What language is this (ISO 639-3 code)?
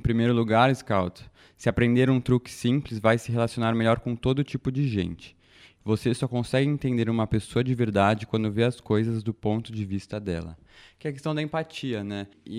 por